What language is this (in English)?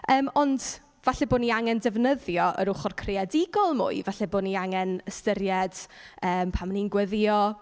Welsh